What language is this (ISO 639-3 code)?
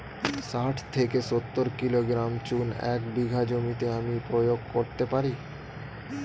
ben